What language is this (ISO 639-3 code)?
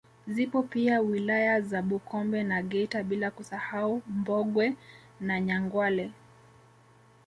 swa